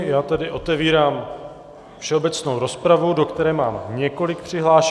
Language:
Czech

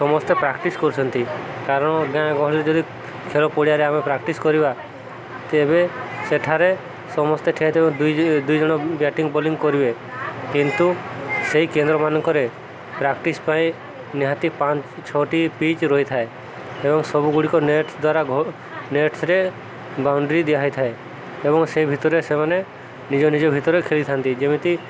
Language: Odia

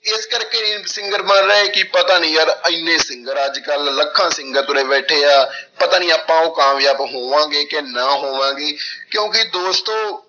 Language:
Punjabi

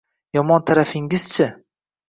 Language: Uzbek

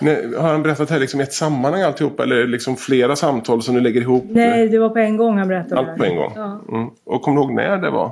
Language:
Swedish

